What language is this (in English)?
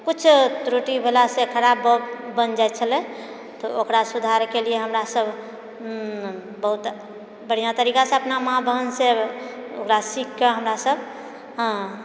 Maithili